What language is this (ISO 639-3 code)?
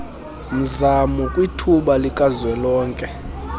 xho